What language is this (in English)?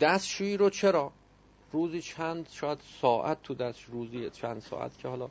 Persian